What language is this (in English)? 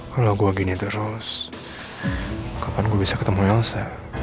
Indonesian